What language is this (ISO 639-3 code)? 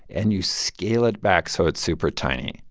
eng